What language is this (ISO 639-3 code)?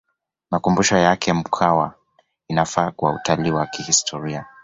swa